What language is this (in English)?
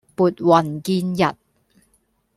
Cantonese